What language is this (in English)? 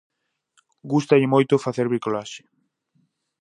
Galician